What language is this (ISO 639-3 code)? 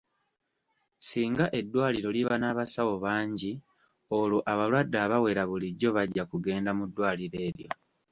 lug